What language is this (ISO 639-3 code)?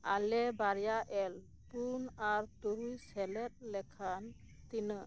sat